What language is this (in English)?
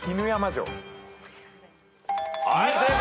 Japanese